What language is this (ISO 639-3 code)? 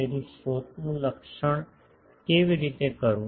guj